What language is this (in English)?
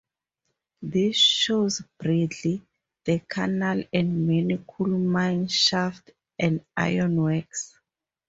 English